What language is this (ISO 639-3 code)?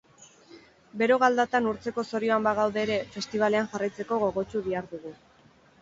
eus